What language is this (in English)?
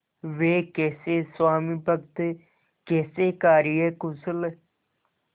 Hindi